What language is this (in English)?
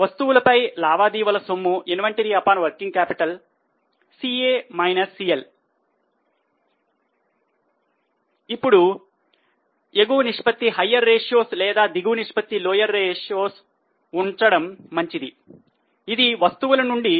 Telugu